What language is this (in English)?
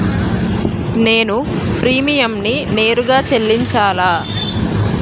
Telugu